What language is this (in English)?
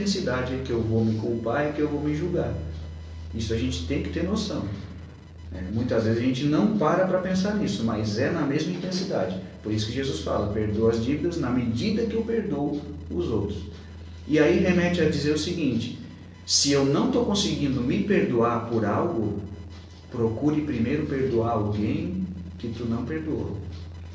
Portuguese